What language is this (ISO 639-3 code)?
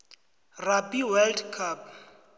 nbl